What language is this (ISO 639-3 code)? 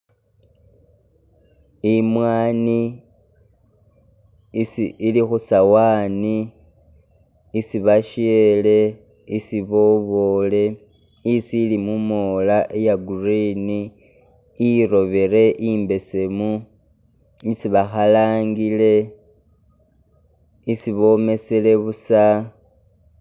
myx